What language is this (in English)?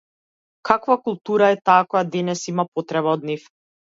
Macedonian